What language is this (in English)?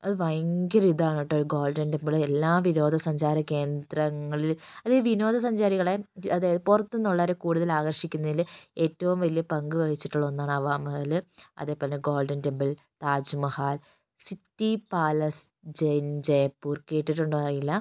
Malayalam